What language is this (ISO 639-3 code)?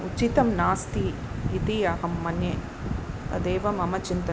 san